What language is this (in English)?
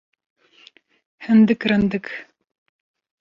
Kurdish